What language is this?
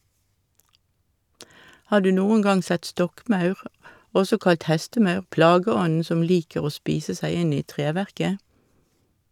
Norwegian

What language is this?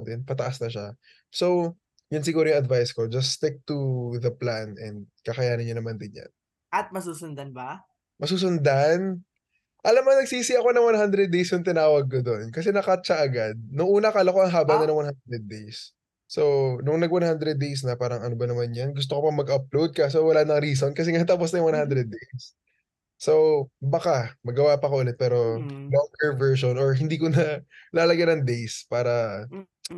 Filipino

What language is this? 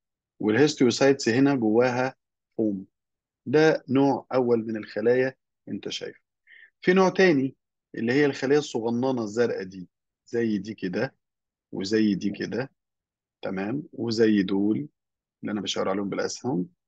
Arabic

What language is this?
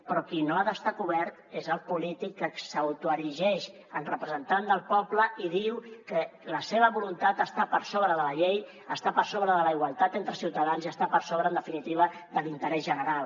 Catalan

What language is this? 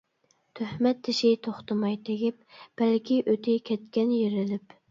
Uyghur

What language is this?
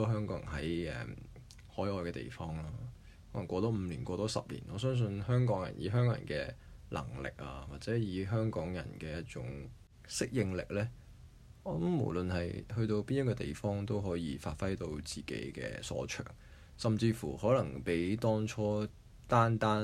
Chinese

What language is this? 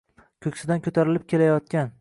Uzbek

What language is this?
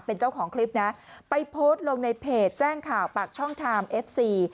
Thai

